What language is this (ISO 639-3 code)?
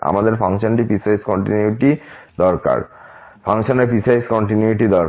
ben